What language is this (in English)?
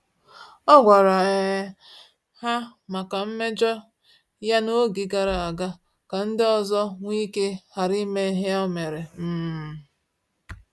Igbo